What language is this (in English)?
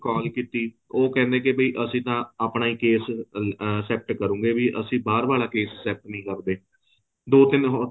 Punjabi